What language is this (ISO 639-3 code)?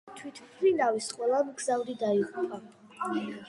kat